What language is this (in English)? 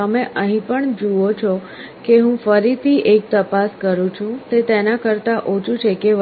Gujarati